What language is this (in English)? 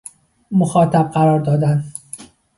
Persian